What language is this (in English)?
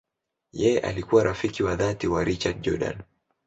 Swahili